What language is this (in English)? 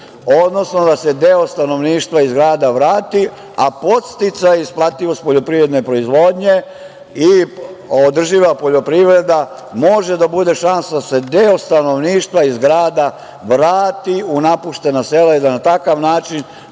Serbian